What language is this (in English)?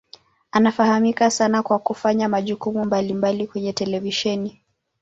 Swahili